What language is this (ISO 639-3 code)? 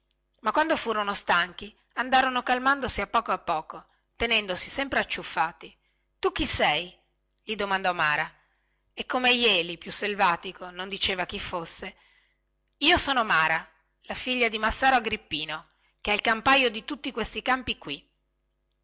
ita